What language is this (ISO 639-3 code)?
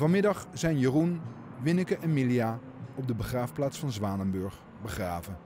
nld